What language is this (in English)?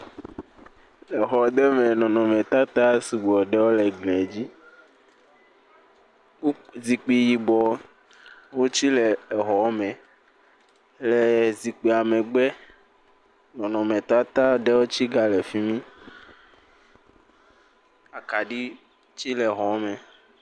Ewe